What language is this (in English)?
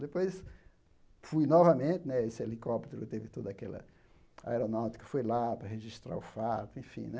Portuguese